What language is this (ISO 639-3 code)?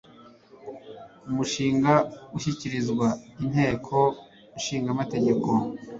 kin